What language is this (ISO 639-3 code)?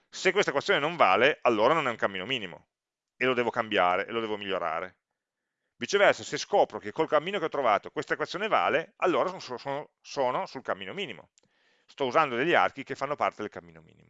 ita